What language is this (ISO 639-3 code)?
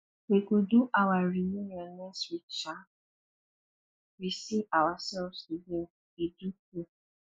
pcm